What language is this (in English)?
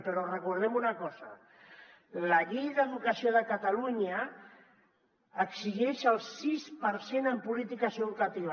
Catalan